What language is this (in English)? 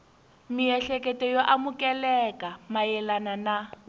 Tsonga